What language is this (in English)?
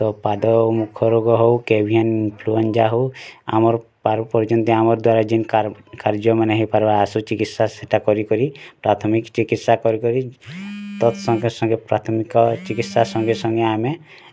Odia